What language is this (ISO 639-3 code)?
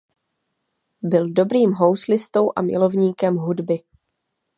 ces